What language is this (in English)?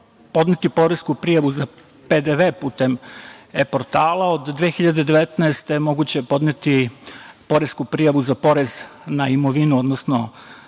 Serbian